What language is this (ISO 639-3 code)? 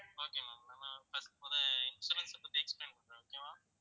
tam